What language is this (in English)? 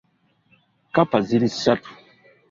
Ganda